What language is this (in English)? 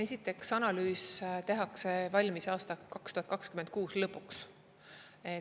Estonian